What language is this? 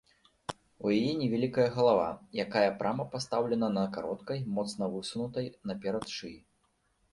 Belarusian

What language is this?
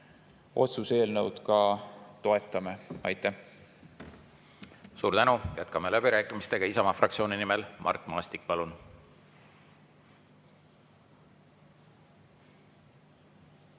Estonian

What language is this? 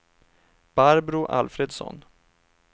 Swedish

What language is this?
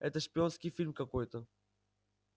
Russian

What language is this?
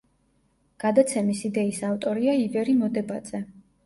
Georgian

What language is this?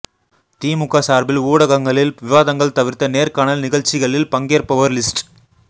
Tamil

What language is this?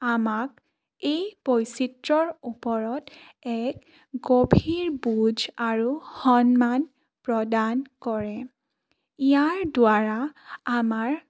Assamese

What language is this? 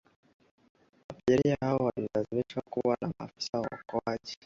Swahili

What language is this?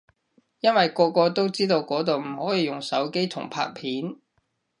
Cantonese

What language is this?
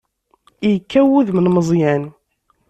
Kabyle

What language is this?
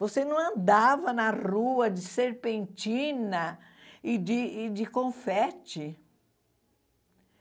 Portuguese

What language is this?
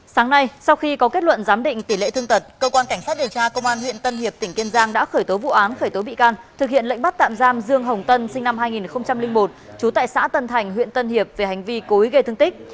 Vietnamese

